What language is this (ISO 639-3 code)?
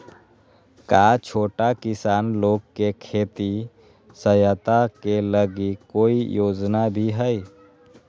mag